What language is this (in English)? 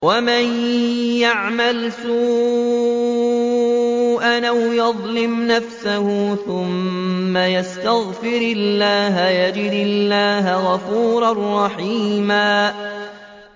Arabic